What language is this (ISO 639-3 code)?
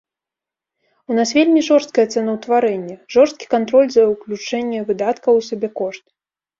bel